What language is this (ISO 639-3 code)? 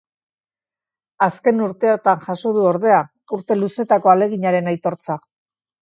eus